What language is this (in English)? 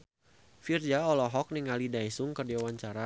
Sundanese